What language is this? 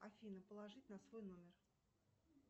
Russian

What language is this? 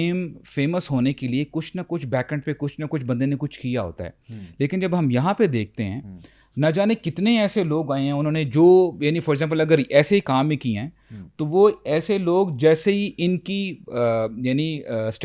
Urdu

